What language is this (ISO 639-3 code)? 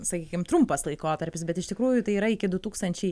lit